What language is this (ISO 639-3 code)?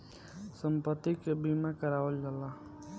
bho